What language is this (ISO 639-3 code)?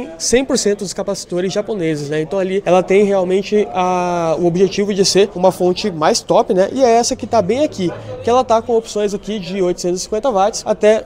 por